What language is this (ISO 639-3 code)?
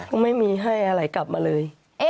tha